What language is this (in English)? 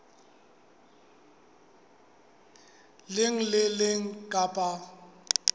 Southern Sotho